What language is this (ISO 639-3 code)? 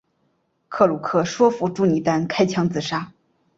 zho